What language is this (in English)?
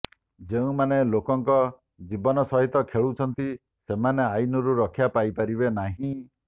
Odia